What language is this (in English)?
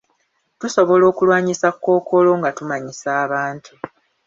Ganda